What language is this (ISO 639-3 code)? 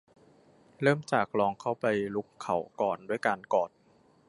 tha